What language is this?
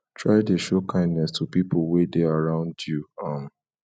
Nigerian Pidgin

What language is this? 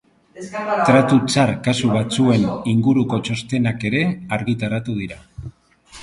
Basque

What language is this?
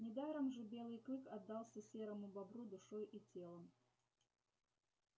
Russian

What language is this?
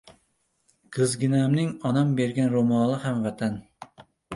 Uzbek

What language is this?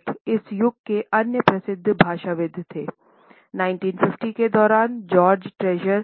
Hindi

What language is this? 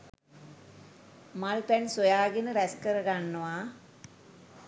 Sinhala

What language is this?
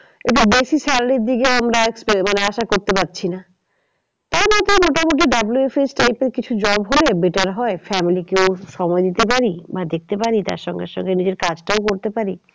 Bangla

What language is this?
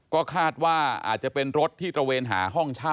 Thai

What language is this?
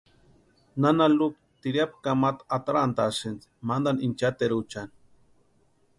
Western Highland Purepecha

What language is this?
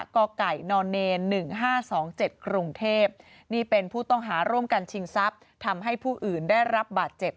Thai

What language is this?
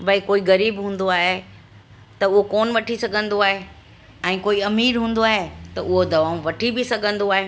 Sindhi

